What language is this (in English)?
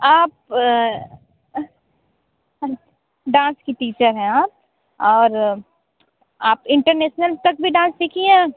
Hindi